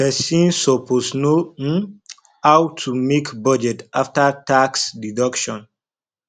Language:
Nigerian Pidgin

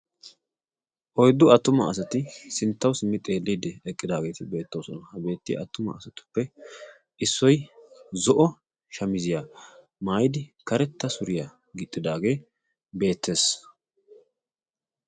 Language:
Wolaytta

